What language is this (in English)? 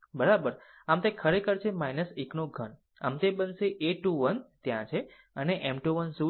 Gujarati